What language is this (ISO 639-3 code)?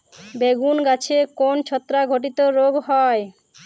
ben